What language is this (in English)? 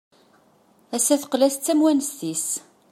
Kabyle